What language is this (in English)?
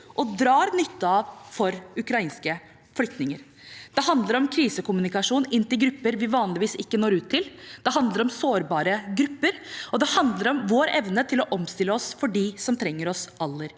Norwegian